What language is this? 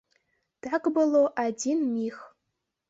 Belarusian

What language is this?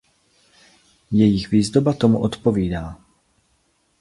Czech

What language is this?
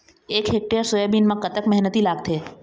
Chhattisgarhi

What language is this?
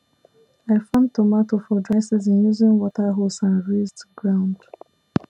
Nigerian Pidgin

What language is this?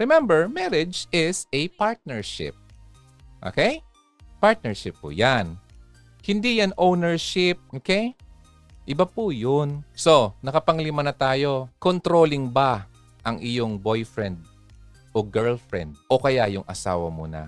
Filipino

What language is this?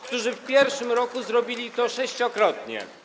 Polish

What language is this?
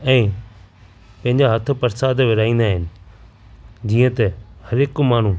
Sindhi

